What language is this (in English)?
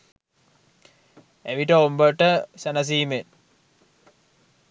Sinhala